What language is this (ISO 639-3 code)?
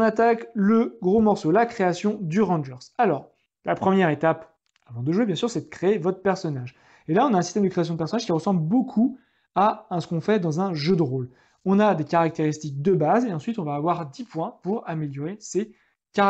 fra